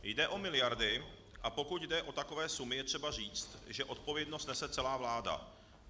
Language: Czech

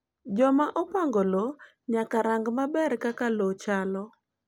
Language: Luo (Kenya and Tanzania)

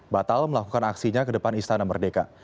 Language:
Indonesian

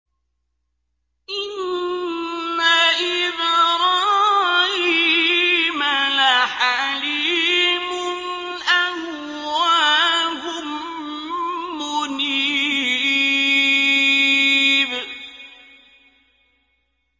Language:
Arabic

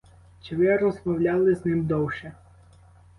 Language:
Ukrainian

